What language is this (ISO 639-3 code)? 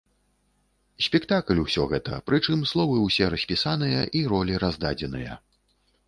bel